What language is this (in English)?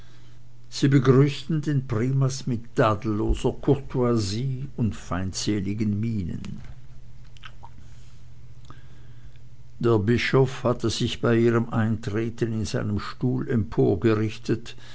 German